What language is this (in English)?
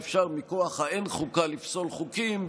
Hebrew